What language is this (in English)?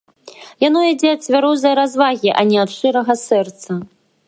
Belarusian